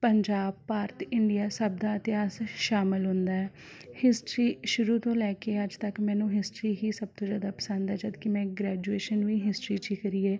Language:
Punjabi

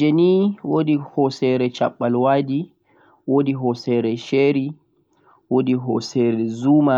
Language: Central-Eastern Niger Fulfulde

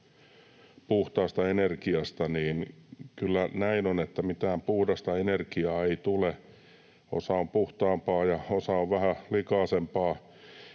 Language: Finnish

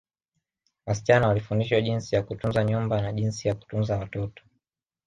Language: Swahili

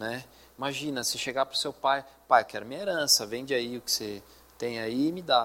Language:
Portuguese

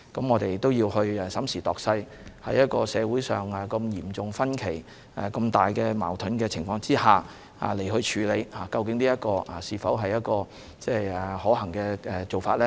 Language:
Cantonese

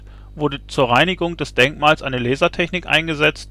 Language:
German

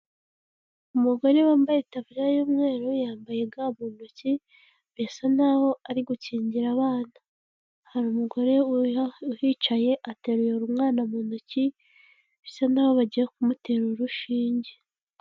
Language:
Kinyarwanda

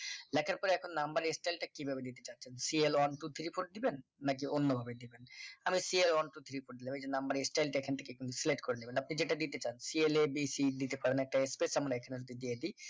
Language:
Bangla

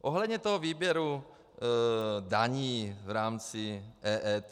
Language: Czech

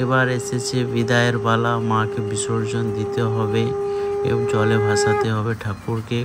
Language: Arabic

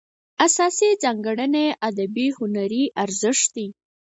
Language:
Pashto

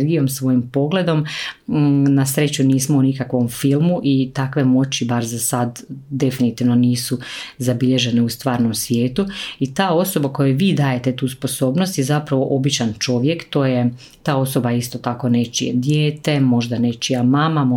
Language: Croatian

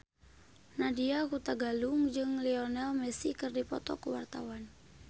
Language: Sundanese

